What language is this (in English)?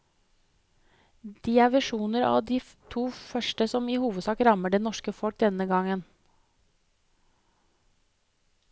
Norwegian